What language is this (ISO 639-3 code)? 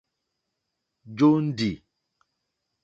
bri